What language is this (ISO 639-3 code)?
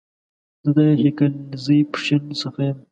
pus